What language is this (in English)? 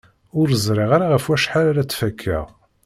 Kabyle